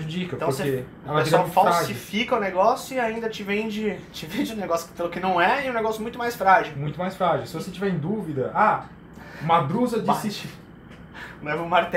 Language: Portuguese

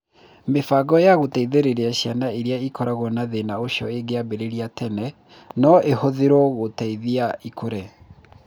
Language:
Kikuyu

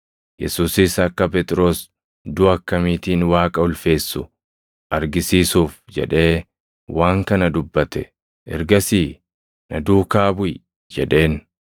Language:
Oromo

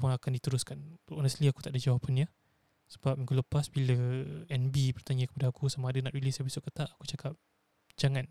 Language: Malay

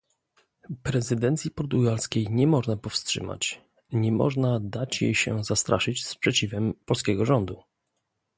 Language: Polish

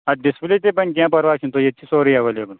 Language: Kashmiri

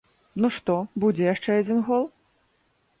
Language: Belarusian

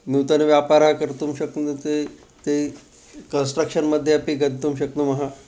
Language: Sanskrit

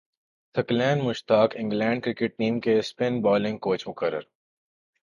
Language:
Urdu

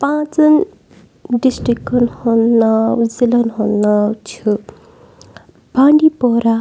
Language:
Kashmiri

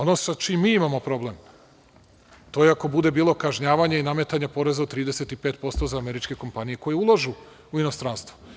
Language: Serbian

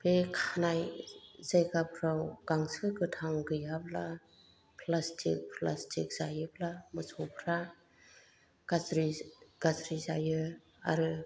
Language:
Bodo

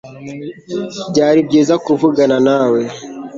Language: Kinyarwanda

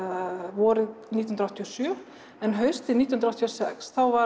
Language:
Icelandic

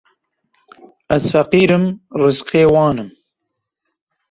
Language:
Kurdish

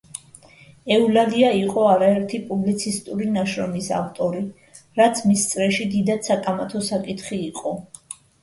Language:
Georgian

